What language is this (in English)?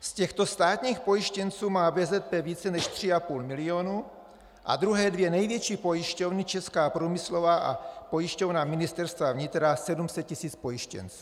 Czech